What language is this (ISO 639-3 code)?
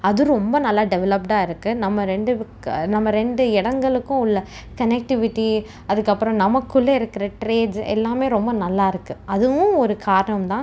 tam